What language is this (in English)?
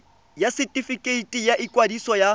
Tswana